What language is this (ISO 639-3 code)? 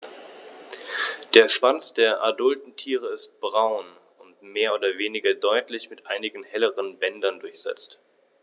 deu